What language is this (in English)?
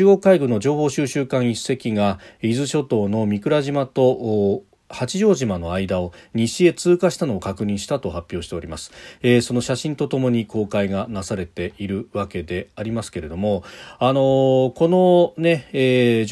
Japanese